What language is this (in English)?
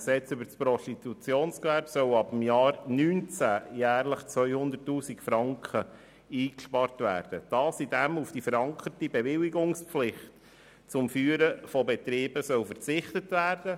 Swiss German